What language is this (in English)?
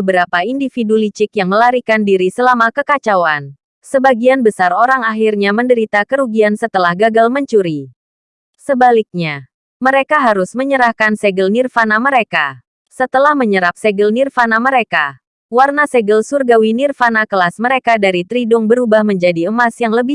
Indonesian